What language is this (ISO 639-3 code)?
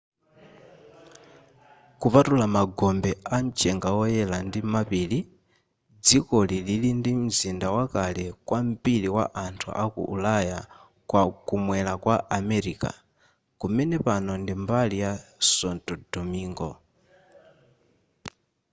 nya